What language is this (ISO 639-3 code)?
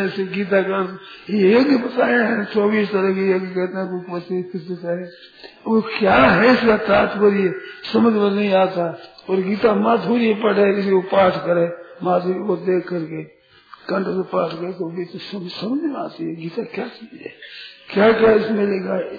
hin